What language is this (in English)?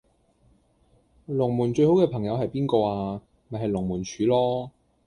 Cantonese